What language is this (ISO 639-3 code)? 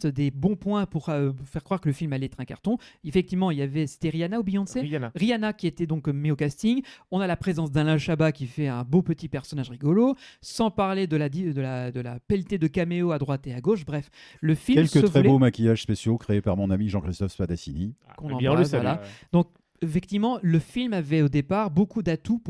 fra